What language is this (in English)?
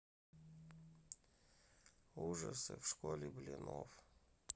Russian